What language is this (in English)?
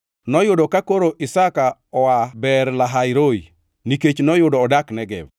Luo (Kenya and Tanzania)